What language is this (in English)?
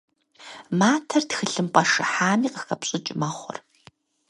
Kabardian